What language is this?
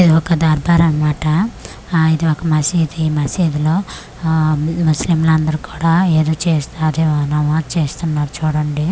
Telugu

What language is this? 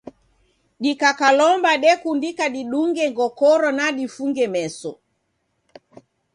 Taita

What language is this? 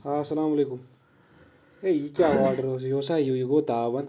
Kashmiri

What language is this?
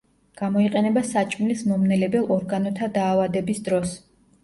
Georgian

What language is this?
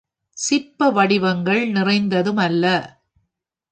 Tamil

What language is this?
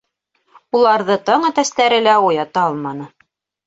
Bashkir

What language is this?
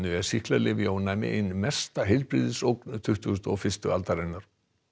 Icelandic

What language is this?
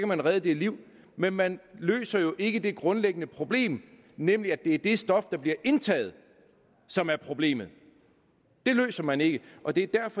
Danish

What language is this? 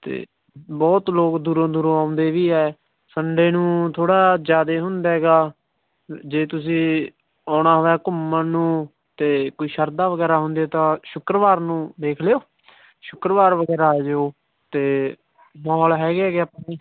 Punjabi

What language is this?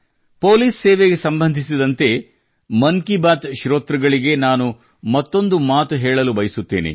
Kannada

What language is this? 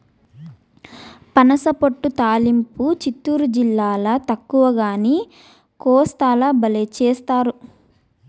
Telugu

